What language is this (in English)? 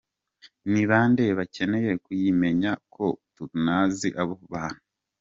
Kinyarwanda